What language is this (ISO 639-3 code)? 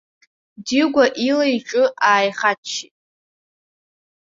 abk